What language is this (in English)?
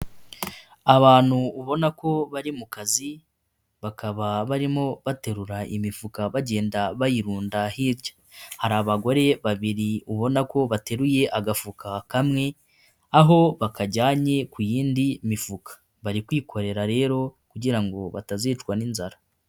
Kinyarwanda